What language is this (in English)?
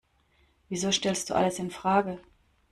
German